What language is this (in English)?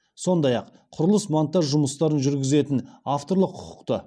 Kazakh